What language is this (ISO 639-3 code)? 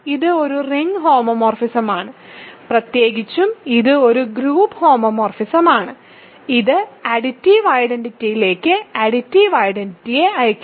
mal